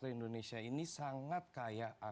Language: Indonesian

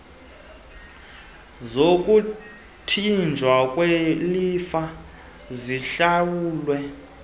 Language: Xhosa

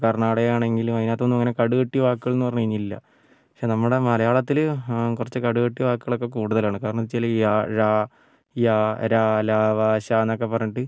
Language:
Malayalam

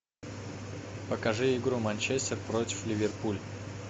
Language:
Russian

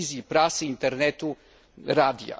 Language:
Polish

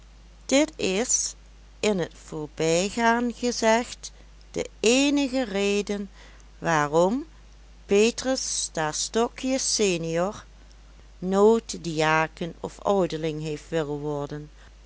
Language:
Dutch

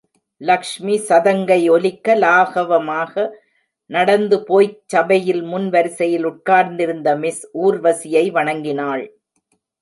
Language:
Tamil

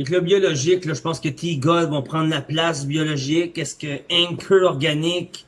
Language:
French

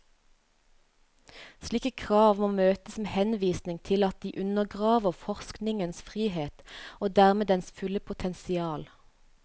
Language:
Norwegian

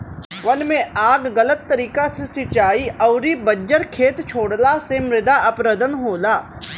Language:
Bhojpuri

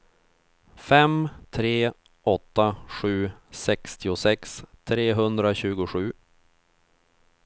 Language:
Swedish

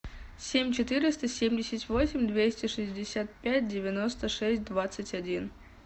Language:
Russian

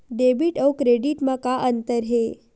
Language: Chhattisgarhi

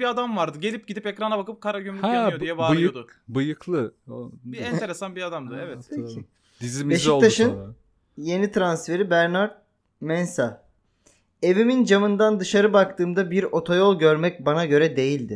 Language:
Turkish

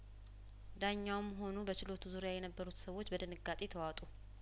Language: Amharic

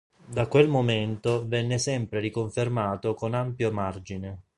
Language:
Italian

